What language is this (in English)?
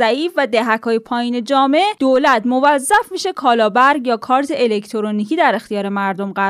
Persian